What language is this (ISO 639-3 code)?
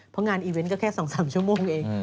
tha